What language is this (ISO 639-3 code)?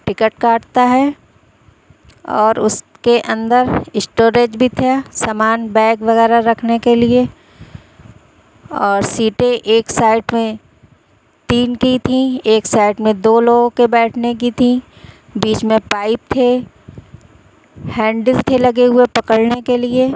urd